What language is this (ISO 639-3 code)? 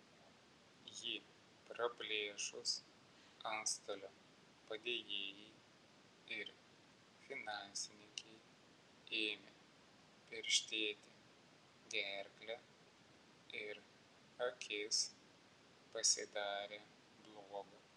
lit